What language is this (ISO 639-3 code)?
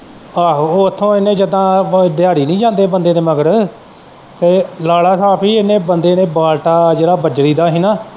pan